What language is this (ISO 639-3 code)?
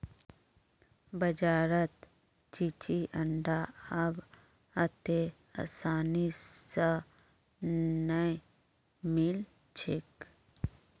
mag